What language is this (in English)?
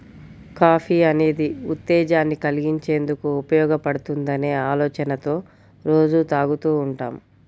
Telugu